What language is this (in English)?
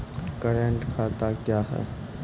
Maithili